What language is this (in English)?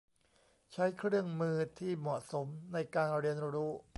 Thai